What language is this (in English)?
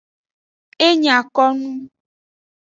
Aja (Benin)